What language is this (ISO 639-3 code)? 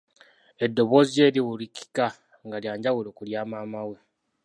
lug